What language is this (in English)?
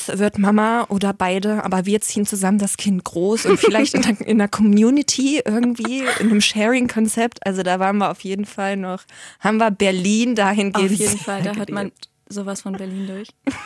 German